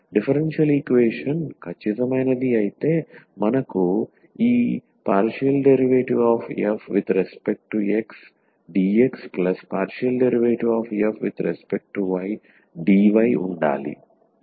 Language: Telugu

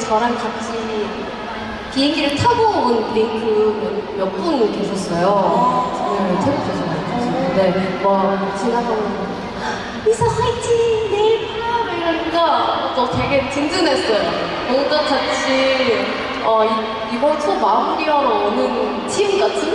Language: Korean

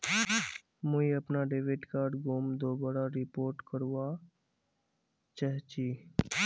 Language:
Magahi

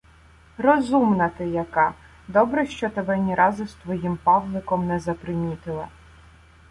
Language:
Ukrainian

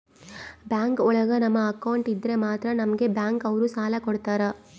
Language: Kannada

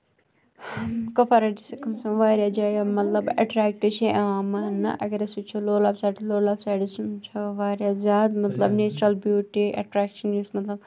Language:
Kashmiri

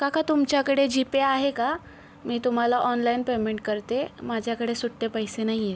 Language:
Marathi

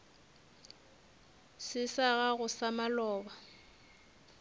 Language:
Northern Sotho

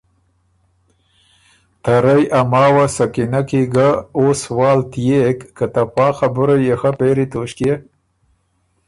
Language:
Ormuri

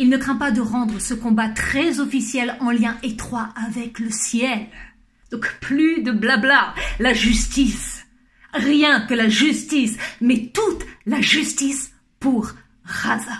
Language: French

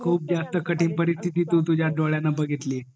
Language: Marathi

